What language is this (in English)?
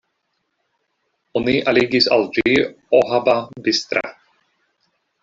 Esperanto